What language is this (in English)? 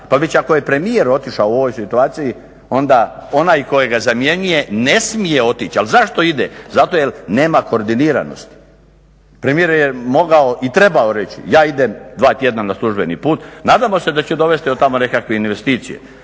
Croatian